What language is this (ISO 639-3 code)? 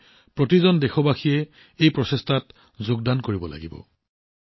asm